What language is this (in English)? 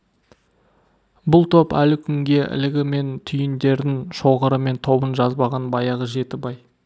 Kazakh